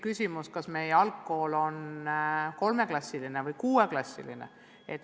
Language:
Estonian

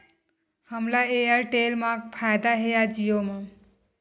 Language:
Chhattisgarhi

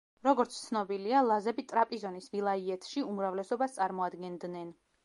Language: Georgian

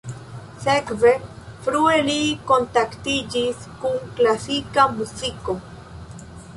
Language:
Esperanto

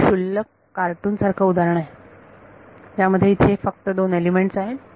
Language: Marathi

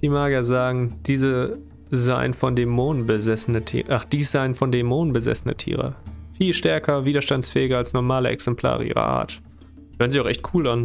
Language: German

